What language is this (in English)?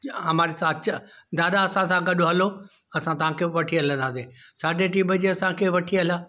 Sindhi